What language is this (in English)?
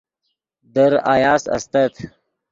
Yidgha